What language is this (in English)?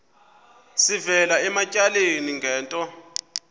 Xhosa